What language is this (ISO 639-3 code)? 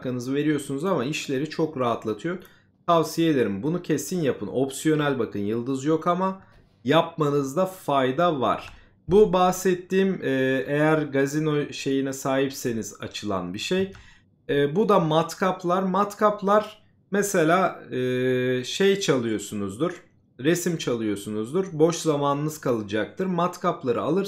tur